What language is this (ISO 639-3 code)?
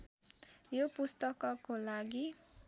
nep